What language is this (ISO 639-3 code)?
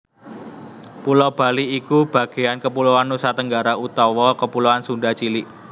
jav